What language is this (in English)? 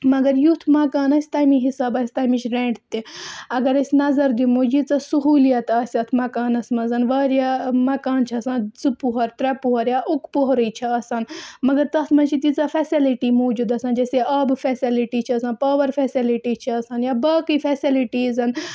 Kashmiri